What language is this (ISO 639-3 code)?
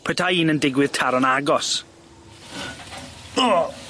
cym